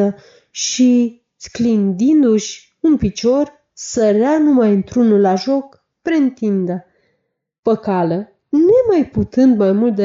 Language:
Romanian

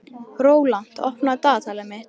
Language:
Icelandic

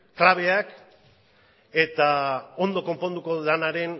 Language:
Basque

